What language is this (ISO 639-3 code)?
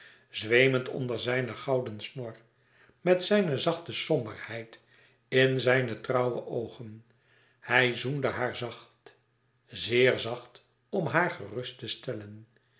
nld